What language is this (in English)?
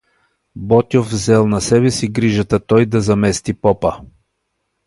Bulgarian